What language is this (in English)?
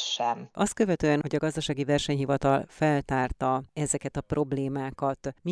Hungarian